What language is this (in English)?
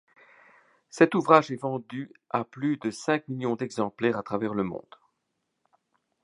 French